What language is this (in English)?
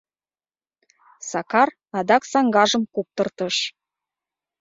Mari